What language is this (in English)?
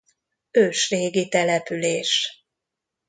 Hungarian